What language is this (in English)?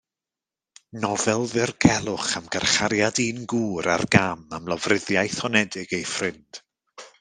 Welsh